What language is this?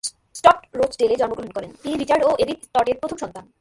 Bangla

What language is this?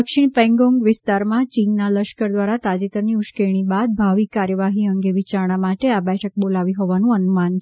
Gujarati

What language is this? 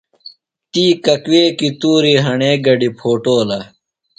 Phalura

